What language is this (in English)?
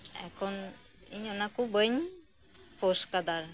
Santali